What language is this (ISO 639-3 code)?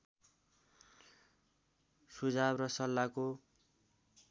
nep